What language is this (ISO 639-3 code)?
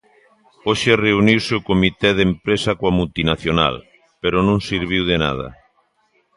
glg